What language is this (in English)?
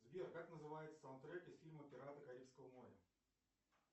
Russian